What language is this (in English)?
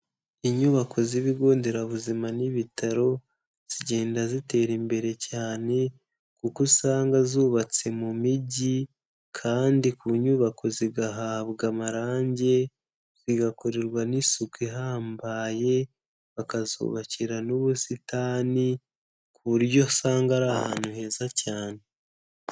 Kinyarwanda